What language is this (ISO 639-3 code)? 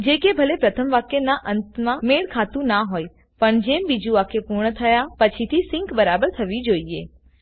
guj